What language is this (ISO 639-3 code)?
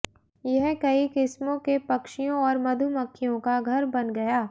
hin